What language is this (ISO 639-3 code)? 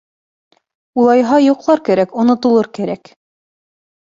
bak